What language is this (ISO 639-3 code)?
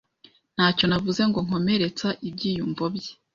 kin